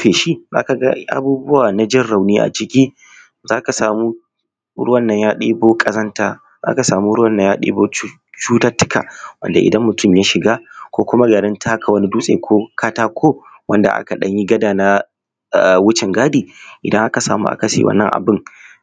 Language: Hausa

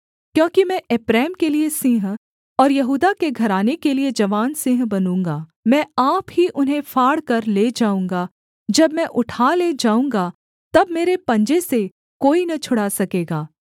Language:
Hindi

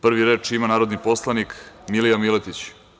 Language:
Serbian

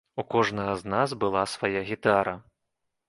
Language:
Belarusian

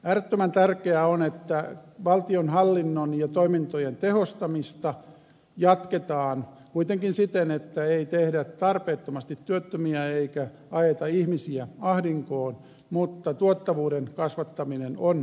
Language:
Finnish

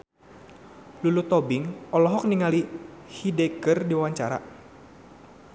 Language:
Sundanese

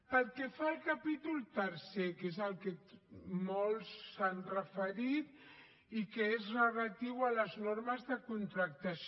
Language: Catalan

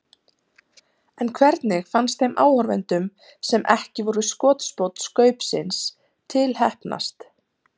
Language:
Icelandic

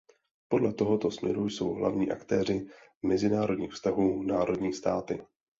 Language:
Czech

